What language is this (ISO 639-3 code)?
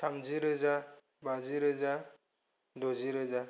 brx